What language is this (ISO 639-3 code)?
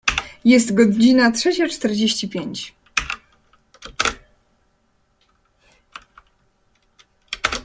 pol